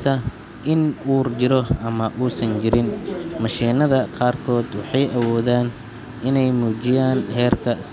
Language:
Somali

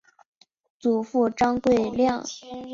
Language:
Chinese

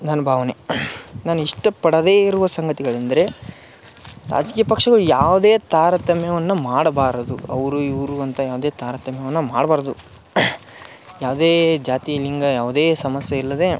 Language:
Kannada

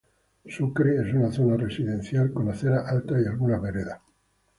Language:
Spanish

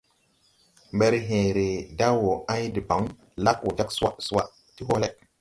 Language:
Tupuri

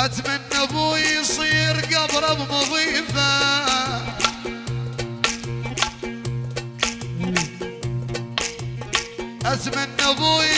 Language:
Arabic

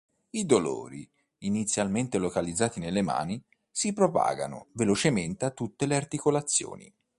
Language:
Italian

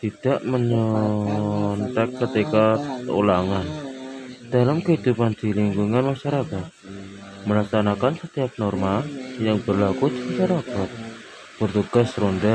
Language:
Indonesian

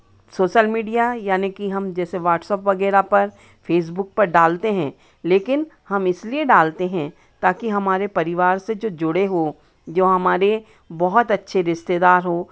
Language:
Hindi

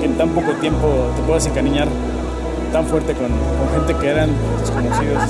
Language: Spanish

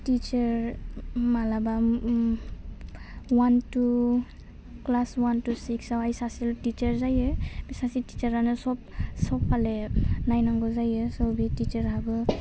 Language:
Bodo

